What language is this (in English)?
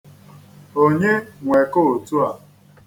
Igbo